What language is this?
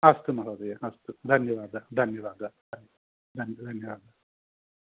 Sanskrit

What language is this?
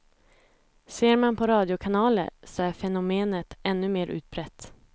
Swedish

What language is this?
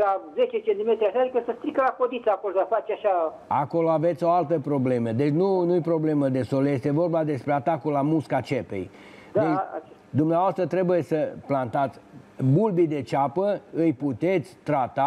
Romanian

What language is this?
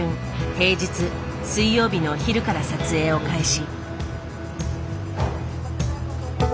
Japanese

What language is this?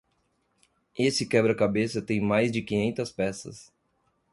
Portuguese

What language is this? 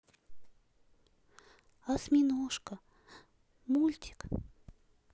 Russian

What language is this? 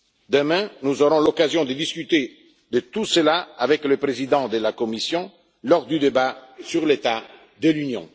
French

